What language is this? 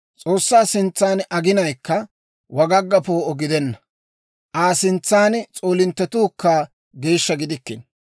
Dawro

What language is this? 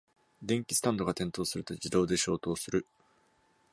Japanese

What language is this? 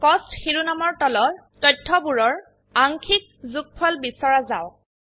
Assamese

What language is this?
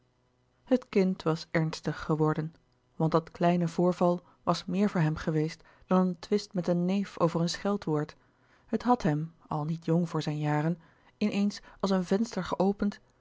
Dutch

